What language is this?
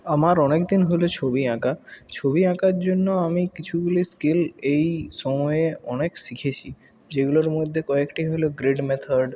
Bangla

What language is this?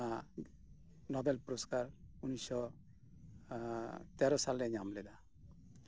Santali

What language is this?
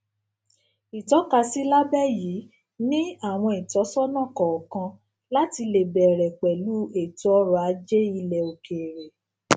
Yoruba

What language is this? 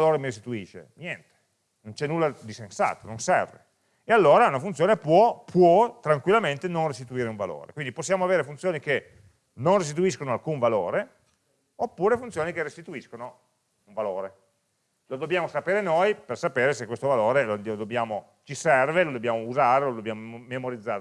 Italian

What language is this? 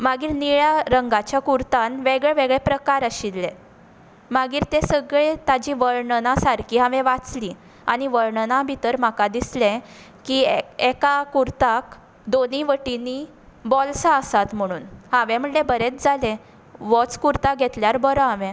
Konkani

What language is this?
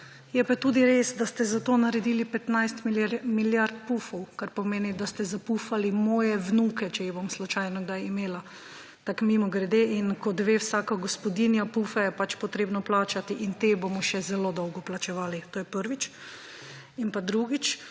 Slovenian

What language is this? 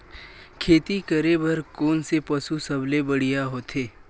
Chhattisgarhi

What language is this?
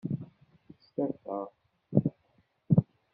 Kabyle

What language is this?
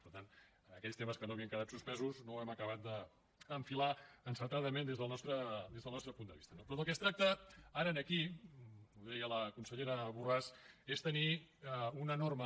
Catalan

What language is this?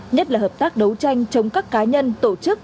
Vietnamese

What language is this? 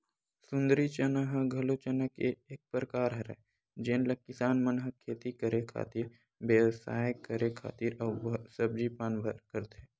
Chhattisgarhi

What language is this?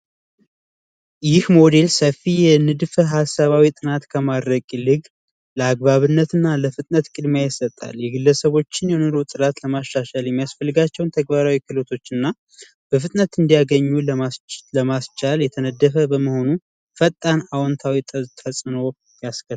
Amharic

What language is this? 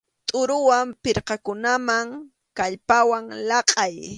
Arequipa-La Unión Quechua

